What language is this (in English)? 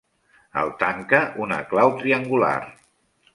Catalan